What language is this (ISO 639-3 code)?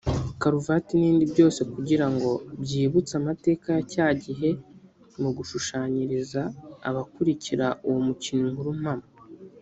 kin